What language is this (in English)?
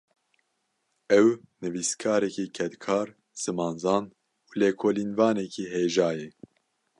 Kurdish